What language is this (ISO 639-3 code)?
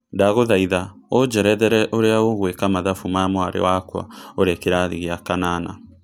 kik